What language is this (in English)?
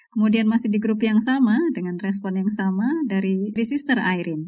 Indonesian